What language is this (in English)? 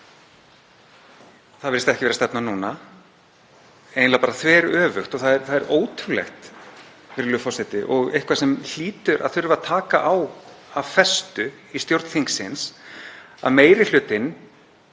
Icelandic